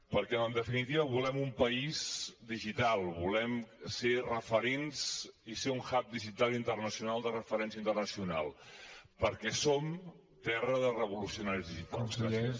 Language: Catalan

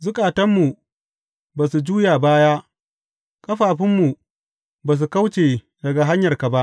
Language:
Hausa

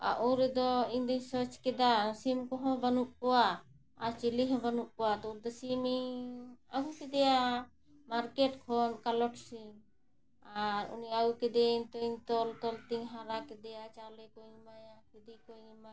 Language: Santali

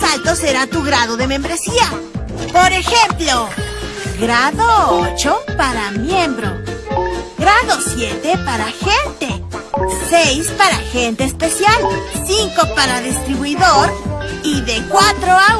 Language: Spanish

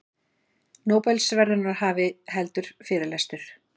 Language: Icelandic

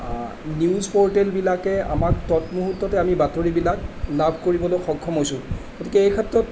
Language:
Assamese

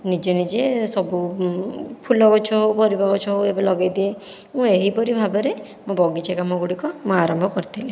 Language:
Odia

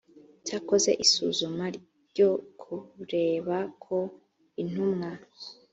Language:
Kinyarwanda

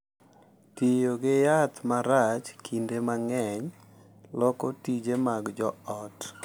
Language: Luo (Kenya and Tanzania)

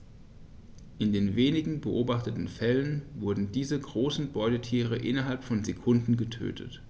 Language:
German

